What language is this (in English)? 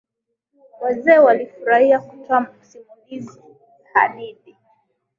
Swahili